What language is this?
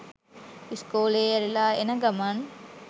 Sinhala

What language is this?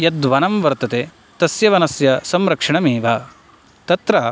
Sanskrit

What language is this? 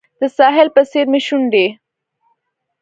Pashto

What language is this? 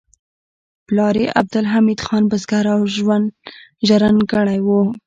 Pashto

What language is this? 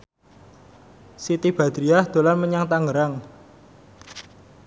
Javanese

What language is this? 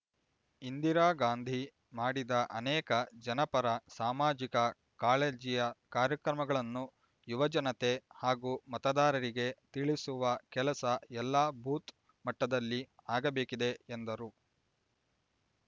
Kannada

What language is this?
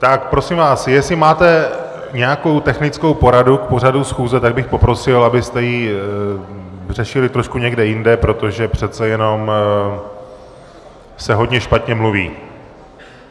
Czech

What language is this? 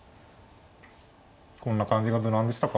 Japanese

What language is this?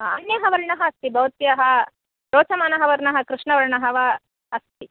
Sanskrit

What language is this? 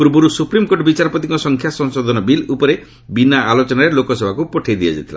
Odia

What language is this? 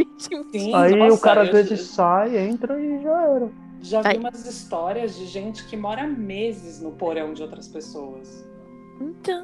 Portuguese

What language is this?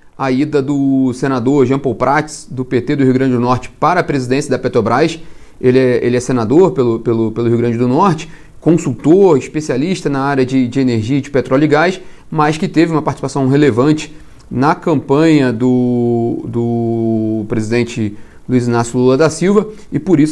Portuguese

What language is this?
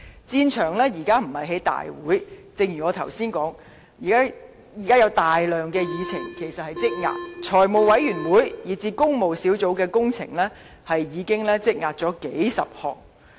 Cantonese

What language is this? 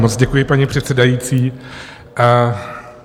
Czech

